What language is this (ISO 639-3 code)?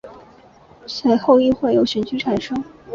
zho